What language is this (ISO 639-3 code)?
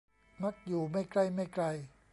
tha